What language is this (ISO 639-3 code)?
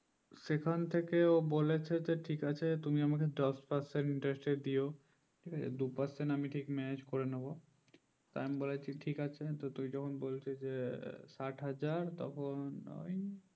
ben